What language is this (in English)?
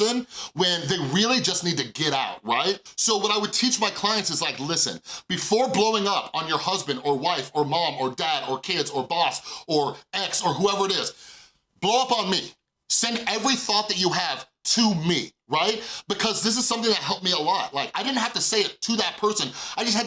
English